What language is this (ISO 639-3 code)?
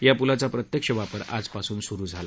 mar